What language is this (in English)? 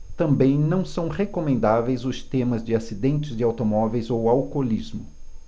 Portuguese